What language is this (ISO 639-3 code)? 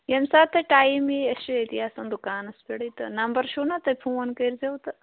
kas